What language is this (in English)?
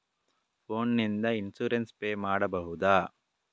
Kannada